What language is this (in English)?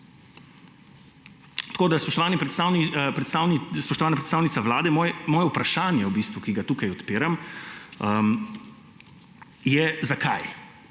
Slovenian